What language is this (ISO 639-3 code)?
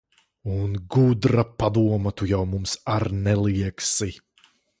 lav